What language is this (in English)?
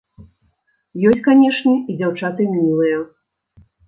Belarusian